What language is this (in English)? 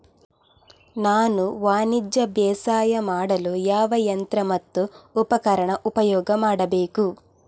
Kannada